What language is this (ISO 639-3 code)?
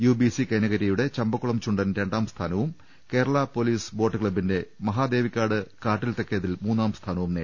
mal